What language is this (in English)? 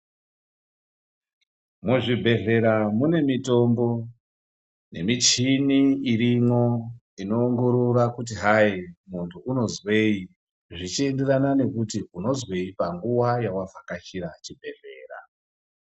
Ndau